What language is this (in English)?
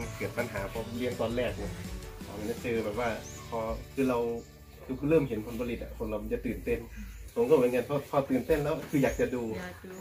Thai